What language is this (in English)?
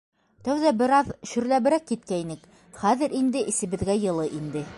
Bashkir